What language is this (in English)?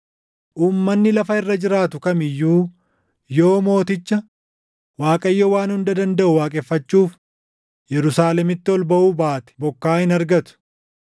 Oromo